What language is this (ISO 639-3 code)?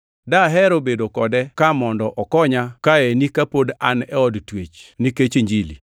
luo